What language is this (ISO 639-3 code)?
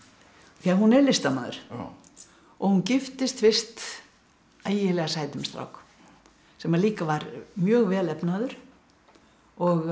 isl